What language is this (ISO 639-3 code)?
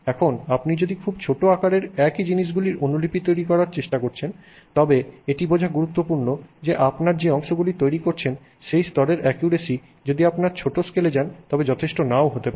ben